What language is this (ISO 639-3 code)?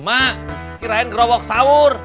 ind